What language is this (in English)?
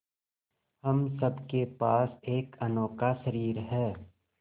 Hindi